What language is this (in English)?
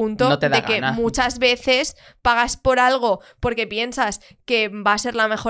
Spanish